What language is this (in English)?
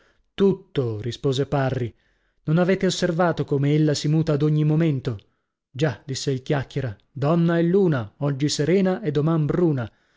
Italian